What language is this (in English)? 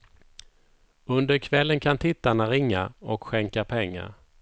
Swedish